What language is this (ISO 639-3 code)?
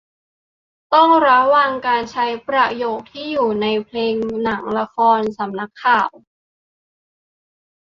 tha